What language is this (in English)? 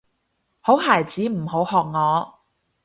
Cantonese